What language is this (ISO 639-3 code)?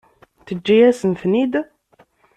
kab